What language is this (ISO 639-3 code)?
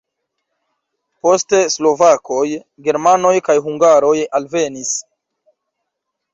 epo